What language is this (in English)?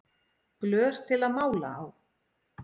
Icelandic